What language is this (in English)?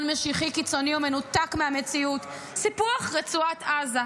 Hebrew